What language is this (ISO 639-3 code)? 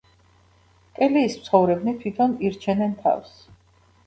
kat